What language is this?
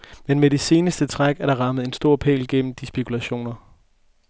Danish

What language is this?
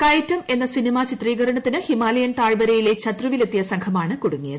Malayalam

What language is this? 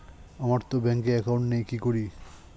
Bangla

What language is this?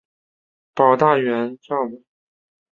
Chinese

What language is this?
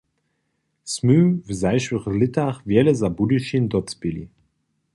Upper Sorbian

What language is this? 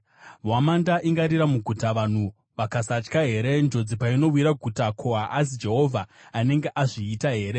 Shona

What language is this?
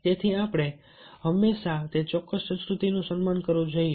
Gujarati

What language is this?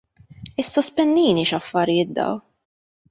Maltese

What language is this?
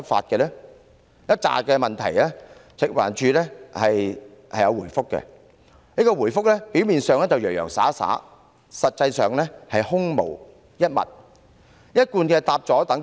Cantonese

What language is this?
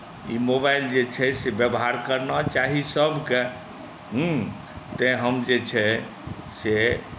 Maithili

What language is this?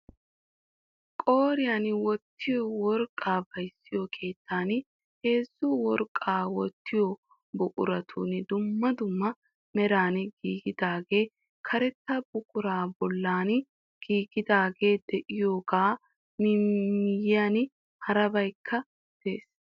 Wolaytta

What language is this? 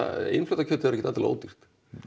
Icelandic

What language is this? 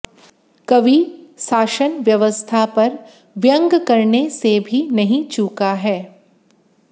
Hindi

